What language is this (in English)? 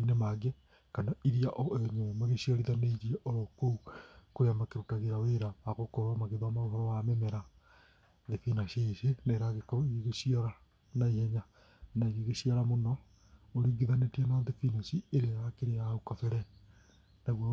Kikuyu